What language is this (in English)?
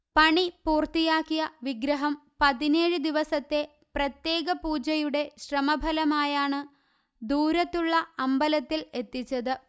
Malayalam